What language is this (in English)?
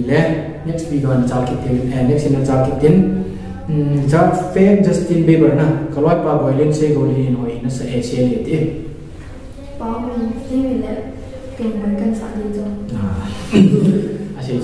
Indonesian